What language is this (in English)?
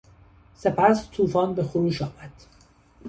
Persian